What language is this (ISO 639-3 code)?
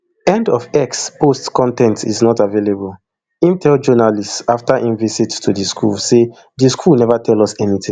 pcm